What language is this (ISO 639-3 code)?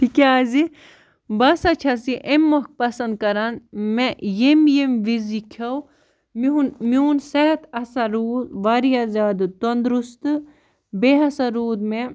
kas